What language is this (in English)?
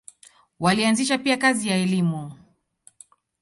Swahili